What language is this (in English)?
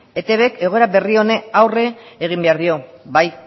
Basque